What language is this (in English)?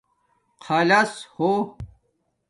Domaaki